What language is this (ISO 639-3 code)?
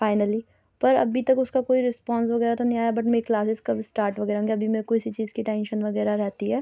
urd